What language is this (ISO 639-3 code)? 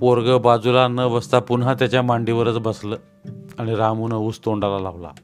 mar